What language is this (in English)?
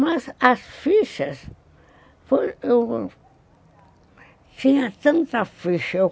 Portuguese